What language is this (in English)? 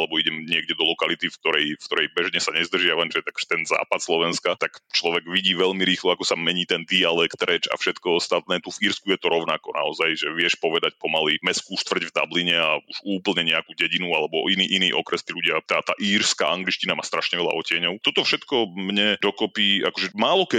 Slovak